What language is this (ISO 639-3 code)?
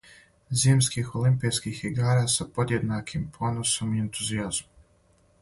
srp